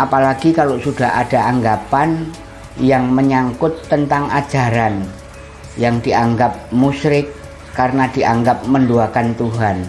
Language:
Indonesian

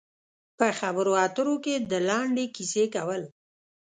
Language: Pashto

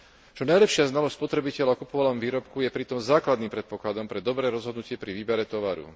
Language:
Slovak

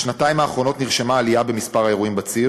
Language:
Hebrew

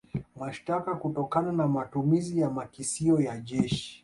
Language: Swahili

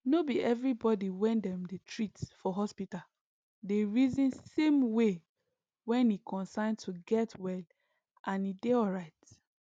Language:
Nigerian Pidgin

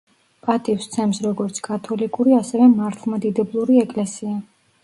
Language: Georgian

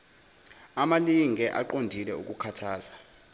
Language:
Zulu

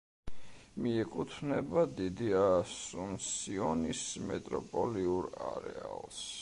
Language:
Georgian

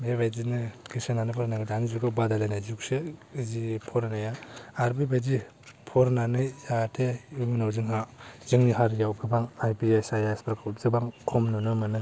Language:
Bodo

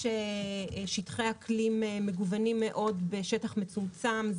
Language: Hebrew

